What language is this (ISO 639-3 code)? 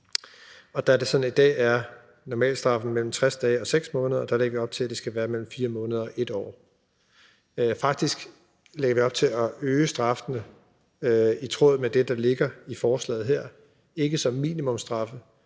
dan